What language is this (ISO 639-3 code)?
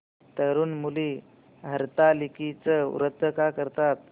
mar